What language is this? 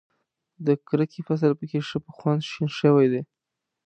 Pashto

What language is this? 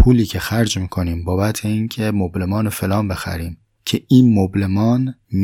Persian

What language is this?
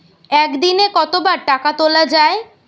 Bangla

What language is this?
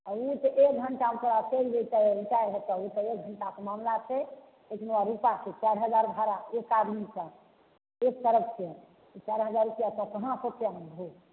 Maithili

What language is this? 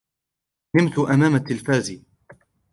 Arabic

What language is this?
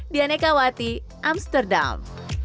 Indonesian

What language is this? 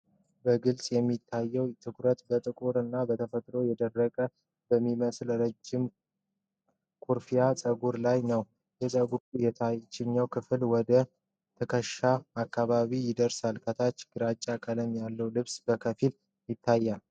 Amharic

